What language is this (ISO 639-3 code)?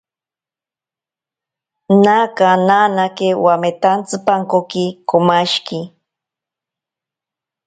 prq